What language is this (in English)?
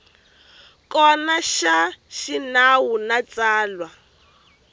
Tsonga